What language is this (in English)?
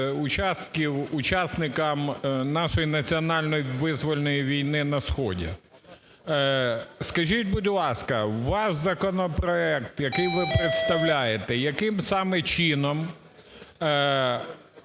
Ukrainian